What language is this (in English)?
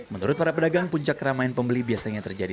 Indonesian